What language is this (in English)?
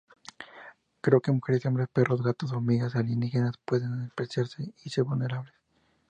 Spanish